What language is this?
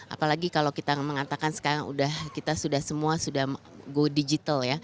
Indonesian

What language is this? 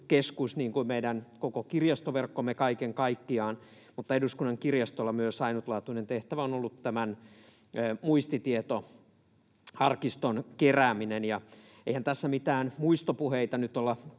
Finnish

